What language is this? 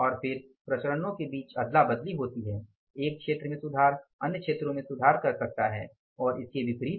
Hindi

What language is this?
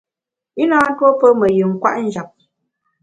Bamun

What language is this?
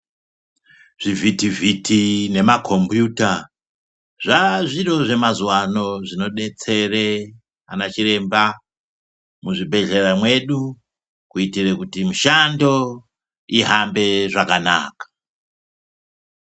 Ndau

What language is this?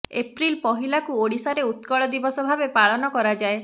Odia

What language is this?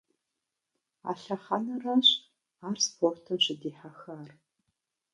Kabardian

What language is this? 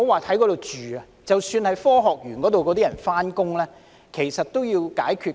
Cantonese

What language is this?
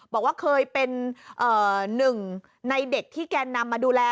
Thai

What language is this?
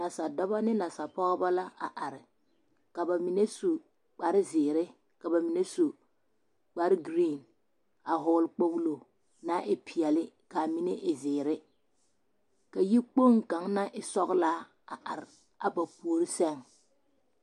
Southern Dagaare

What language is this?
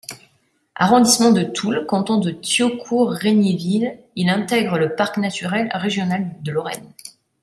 French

